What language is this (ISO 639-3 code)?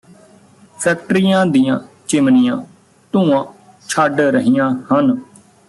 pan